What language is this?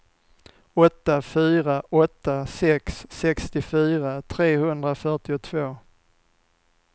Swedish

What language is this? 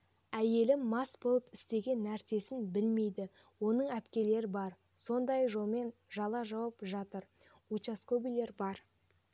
Kazakh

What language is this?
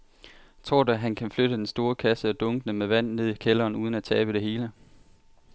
Danish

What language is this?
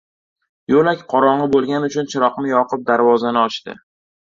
Uzbek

